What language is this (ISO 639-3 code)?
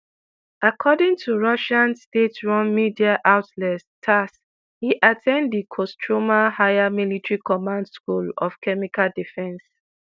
pcm